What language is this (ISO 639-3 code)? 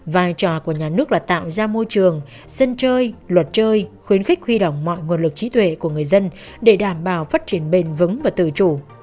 vie